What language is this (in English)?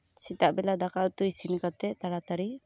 Santali